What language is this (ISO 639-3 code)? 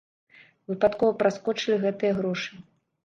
bel